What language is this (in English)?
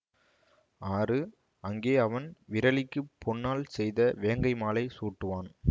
Tamil